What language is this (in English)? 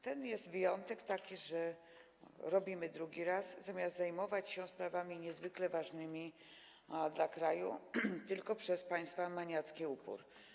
Polish